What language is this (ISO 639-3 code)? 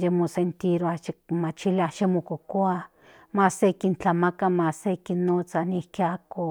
nhn